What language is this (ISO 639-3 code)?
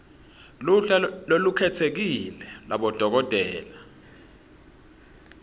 ssw